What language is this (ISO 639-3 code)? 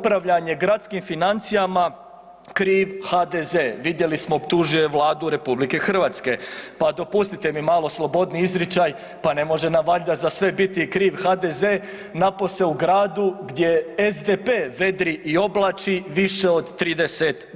hrv